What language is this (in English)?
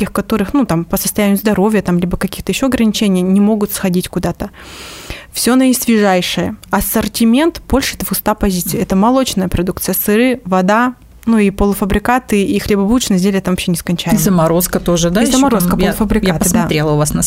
Russian